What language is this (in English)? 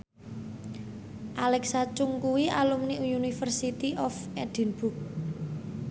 Javanese